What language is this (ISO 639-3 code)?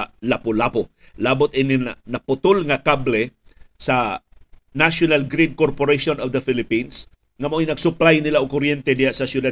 fil